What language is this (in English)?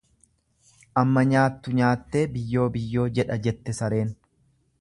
Oromo